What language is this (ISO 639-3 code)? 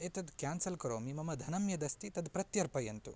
san